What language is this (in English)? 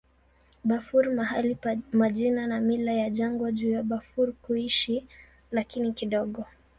Swahili